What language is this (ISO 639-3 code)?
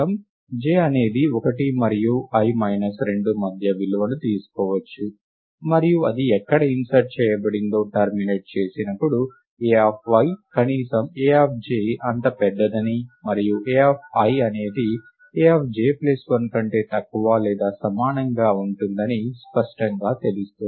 tel